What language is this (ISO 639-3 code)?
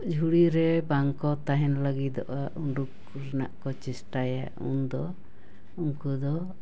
sat